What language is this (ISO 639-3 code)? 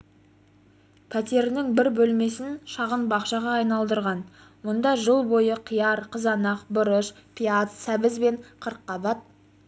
kaz